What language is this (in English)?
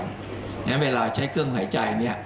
Thai